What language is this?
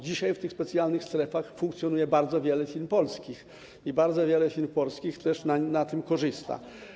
Polish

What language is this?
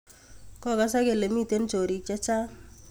Kalenjin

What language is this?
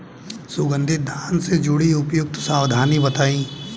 Bhojpuri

